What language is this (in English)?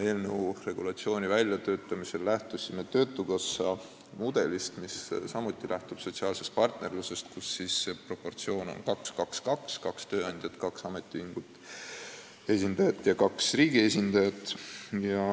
Estonian